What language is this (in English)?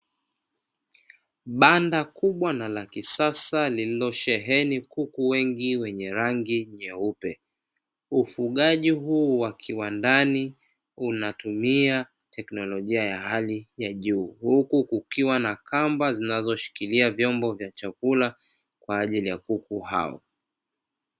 Swahili